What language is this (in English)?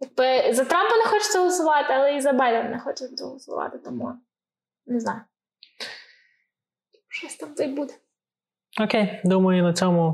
Ukrainian